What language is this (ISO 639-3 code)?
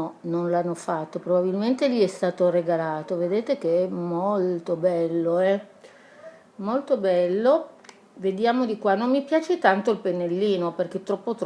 ita